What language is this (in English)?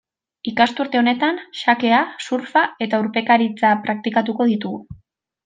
Basque